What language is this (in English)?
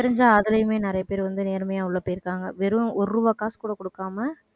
Tamil